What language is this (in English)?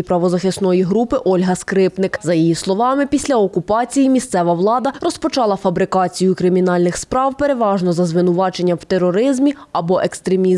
Ukrainian